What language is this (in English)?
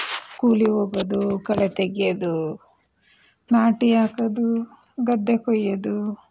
Kannada